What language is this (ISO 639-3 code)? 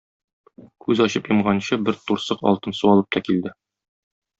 tat